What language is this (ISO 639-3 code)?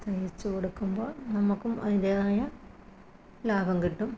mal